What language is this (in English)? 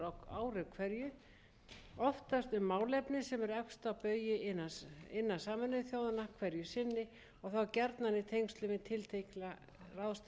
Icelandic